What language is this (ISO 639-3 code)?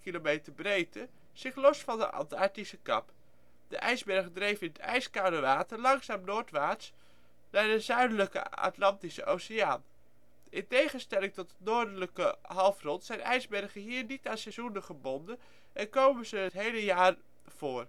nld